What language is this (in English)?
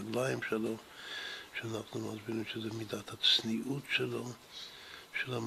Hebrew